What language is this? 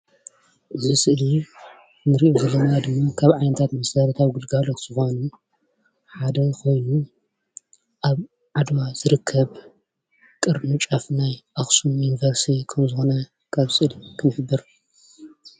Tigrinya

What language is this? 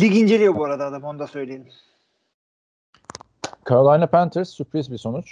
Turkish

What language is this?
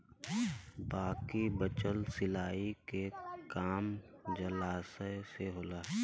Bhojpuri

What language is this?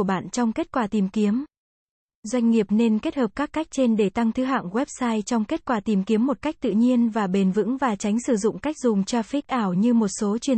Vietnamese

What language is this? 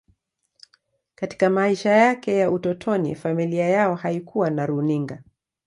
Swahili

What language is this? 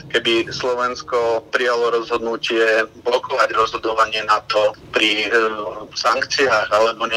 Slovak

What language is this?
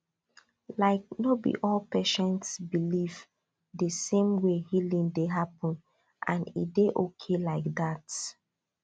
Nigerian Pidgin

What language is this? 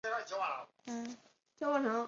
Chinese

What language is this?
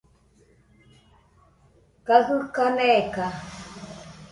Nüpode Huitoto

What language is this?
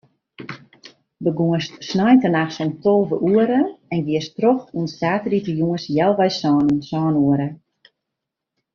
Western Frisian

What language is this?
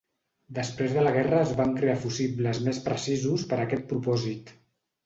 Catalan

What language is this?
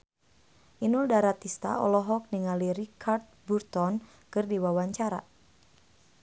Sundanese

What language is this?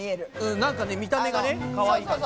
Japanese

